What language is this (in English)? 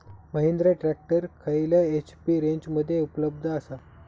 Marathi